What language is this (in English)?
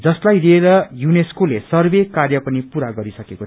Nepali